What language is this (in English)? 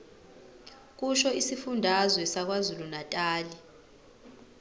Zulu